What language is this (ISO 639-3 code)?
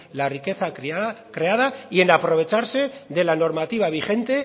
spa